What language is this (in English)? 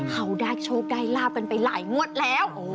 Thai